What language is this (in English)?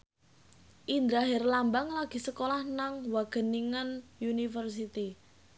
Javanese